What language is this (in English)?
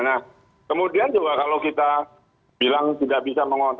Indonesian